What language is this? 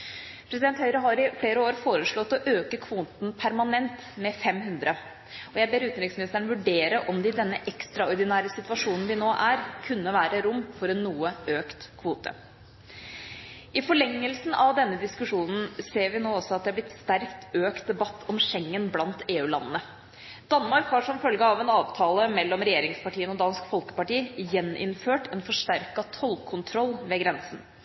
Norwegian Bokmål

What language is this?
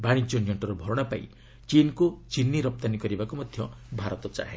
Odia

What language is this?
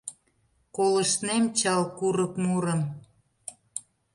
Mari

